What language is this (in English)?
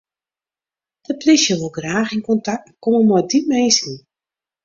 Western Frisian